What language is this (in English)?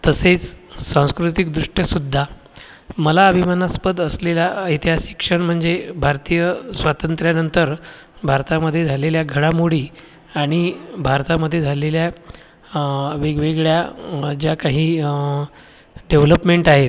Marathi